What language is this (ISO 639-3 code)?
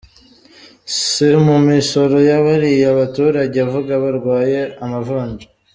kin